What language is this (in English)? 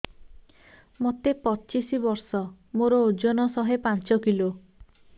Odia